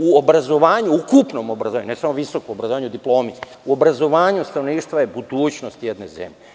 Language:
Serbian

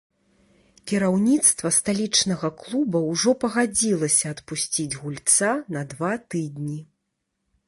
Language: Belarusian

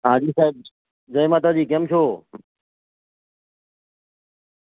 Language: Gujarati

